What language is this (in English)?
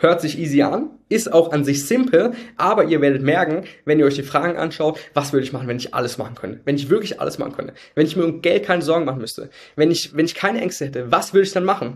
German